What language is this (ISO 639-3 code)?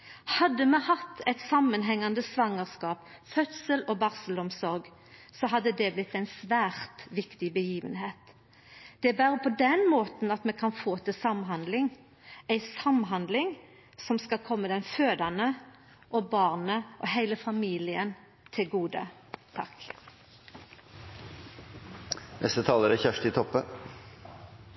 nno